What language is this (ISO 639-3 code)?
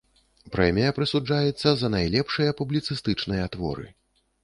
bel